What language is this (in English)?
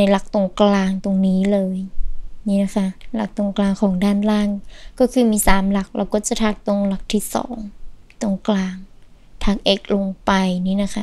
Thai